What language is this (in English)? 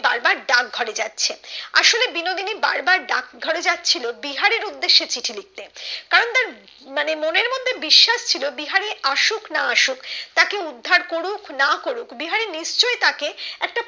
Bangla